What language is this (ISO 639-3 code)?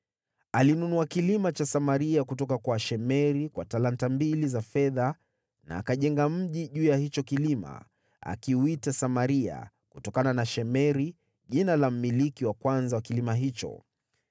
swa